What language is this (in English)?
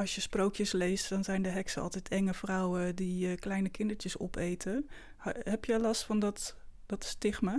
Dutch